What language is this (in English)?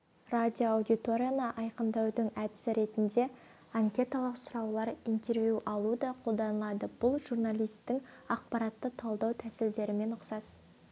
Kazakh